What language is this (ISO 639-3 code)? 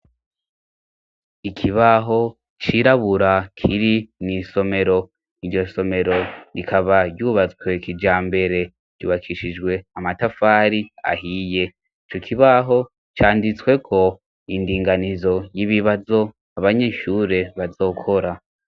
run